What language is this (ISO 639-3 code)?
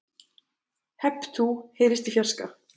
isl